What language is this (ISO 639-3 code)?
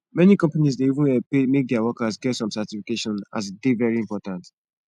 pcm